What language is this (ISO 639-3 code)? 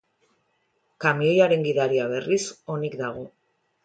eus